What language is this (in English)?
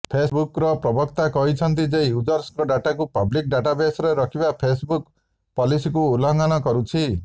Odia